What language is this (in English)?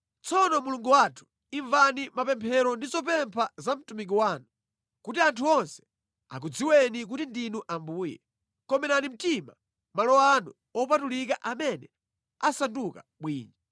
Nyanja